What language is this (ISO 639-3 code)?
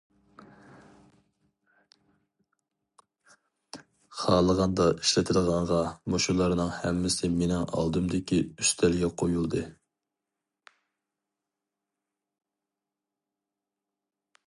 uig